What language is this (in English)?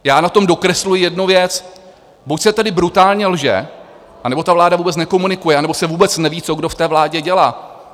Czech